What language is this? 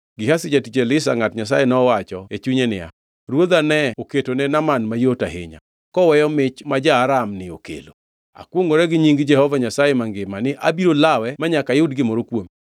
Luo (Kenya and Tanzania)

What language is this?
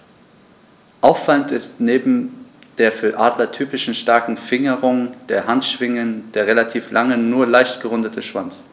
German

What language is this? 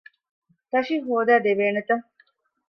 Divehi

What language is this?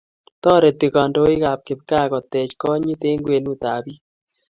Kalenjin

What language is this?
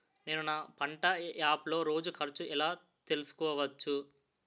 Telugu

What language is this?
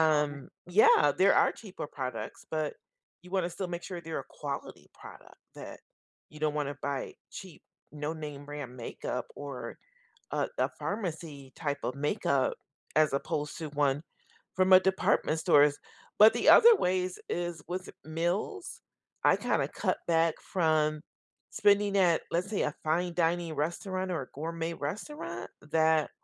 English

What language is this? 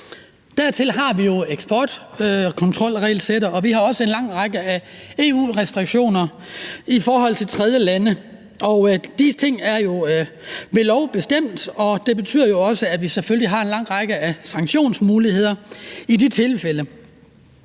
Danish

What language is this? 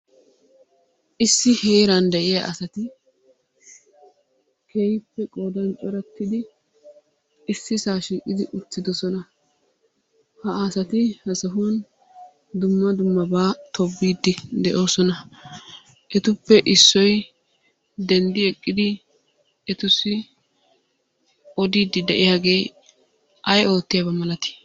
Wolaytta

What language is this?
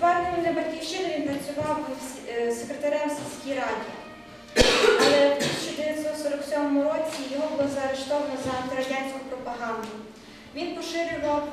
Ukrainian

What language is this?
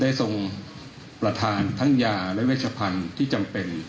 Thai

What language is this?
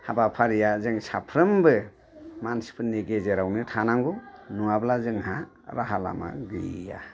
Bodo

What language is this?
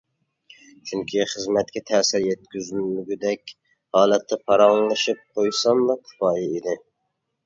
Uyghur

